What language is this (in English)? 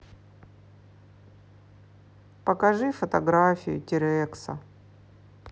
Russian